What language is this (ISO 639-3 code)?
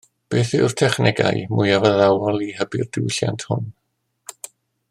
cym